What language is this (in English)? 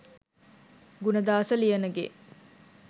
Sinhala